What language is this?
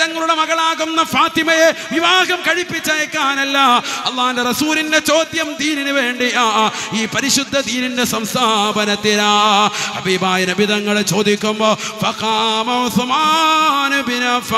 Arabic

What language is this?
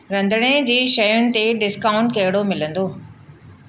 Sindhi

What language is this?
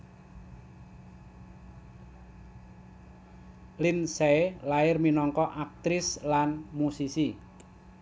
Javanese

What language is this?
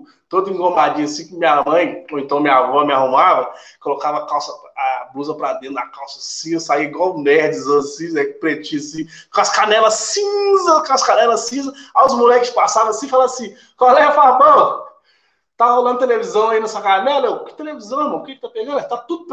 Portuguese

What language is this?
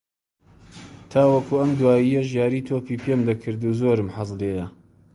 Central Kurdish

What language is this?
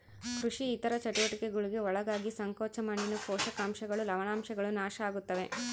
Kannada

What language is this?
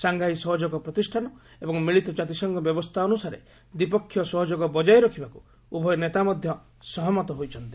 Odia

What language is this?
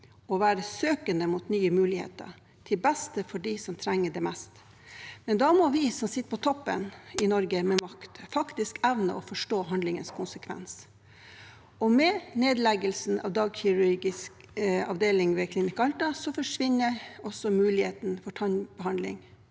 Norwegian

